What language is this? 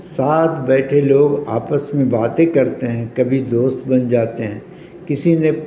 Urdu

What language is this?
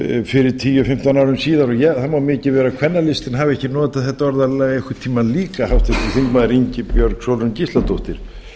Icelandic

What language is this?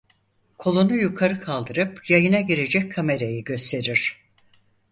Turkish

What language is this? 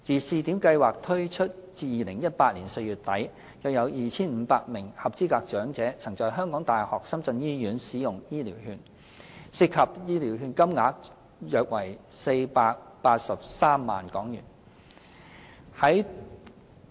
Cantonese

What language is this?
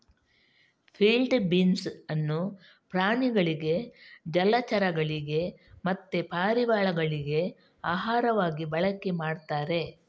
Kannada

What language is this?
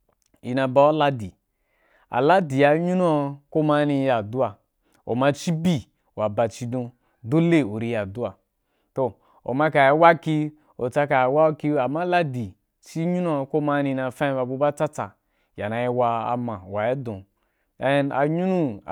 Wapan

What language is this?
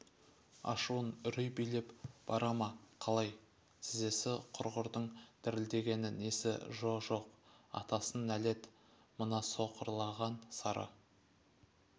Kazakh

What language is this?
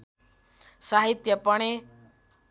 Nepali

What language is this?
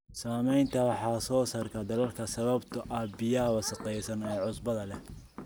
Somali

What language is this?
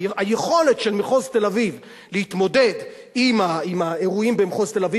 Hebrew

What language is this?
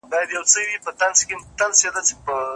Pashto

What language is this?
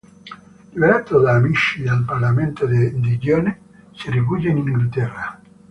Italian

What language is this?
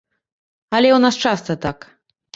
Belarusian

